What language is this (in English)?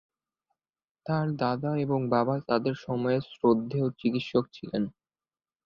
Bangla